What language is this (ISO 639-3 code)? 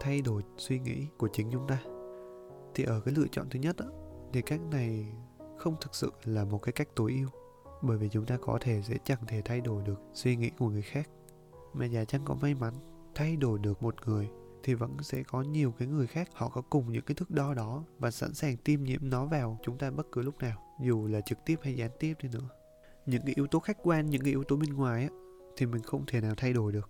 vie